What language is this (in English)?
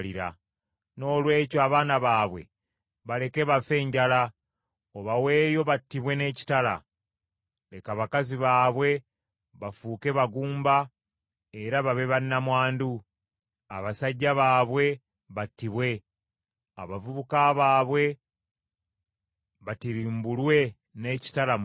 Ganda